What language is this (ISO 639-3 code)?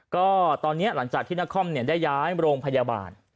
tha